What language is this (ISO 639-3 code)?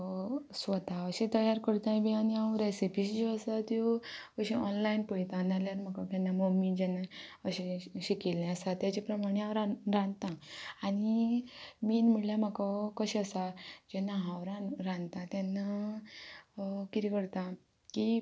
kok